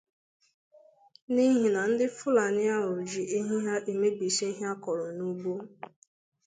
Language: Igbo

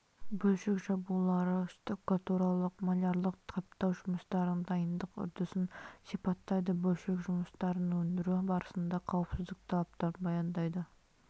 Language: Kazakh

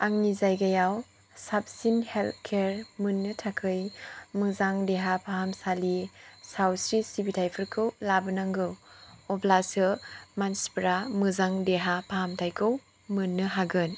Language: Bodo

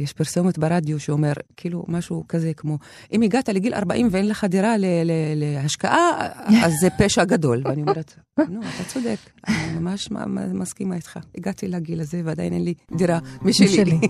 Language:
Hebrew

